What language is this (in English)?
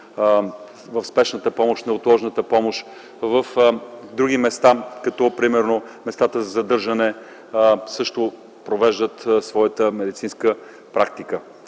Bulgarian